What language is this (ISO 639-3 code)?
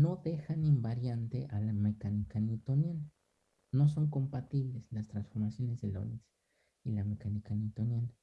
spa